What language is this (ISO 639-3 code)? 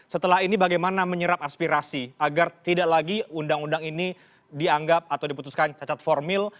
ind